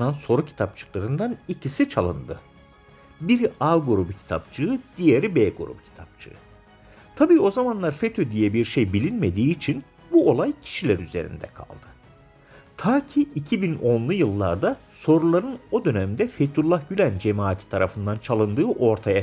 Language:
Turkish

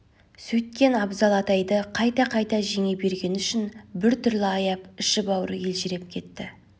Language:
Kazakh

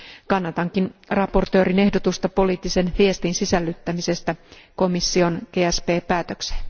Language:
Finnish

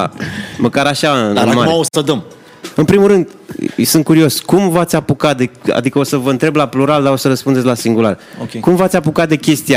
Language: Romanian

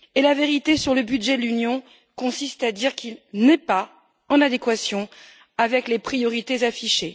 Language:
French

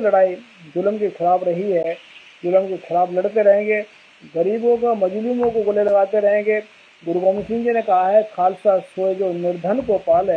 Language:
Hindi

